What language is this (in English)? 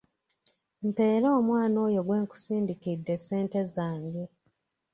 Ganda